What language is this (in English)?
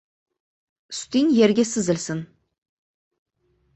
Uzbek